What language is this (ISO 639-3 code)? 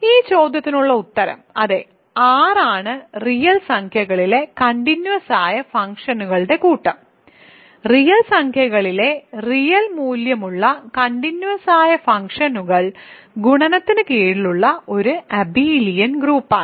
mal